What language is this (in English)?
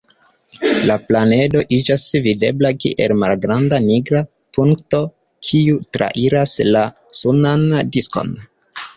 Esperanto